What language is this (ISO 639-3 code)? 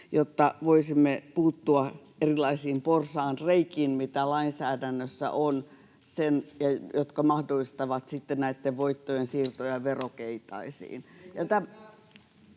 fin